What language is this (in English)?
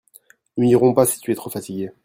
French